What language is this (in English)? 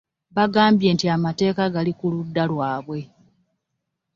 Ganda